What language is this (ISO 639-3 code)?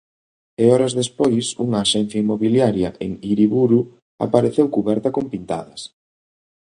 glg